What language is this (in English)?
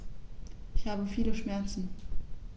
German